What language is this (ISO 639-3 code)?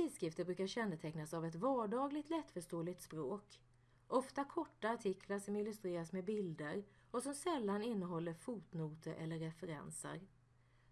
swe